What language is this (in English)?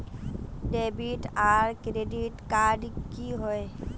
Magahi